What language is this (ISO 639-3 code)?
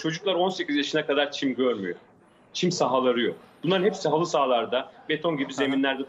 tur